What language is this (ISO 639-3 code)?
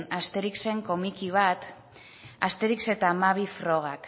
eus